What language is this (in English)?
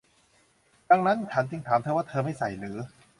Thai